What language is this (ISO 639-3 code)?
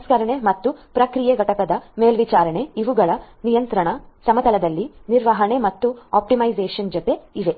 kan